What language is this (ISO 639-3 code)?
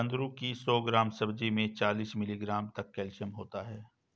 hin